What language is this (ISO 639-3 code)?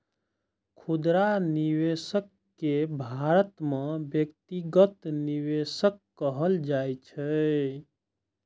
mai